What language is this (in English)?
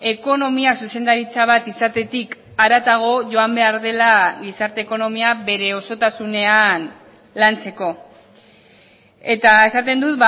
Basque